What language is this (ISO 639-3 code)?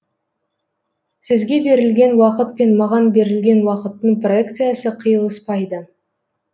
kaz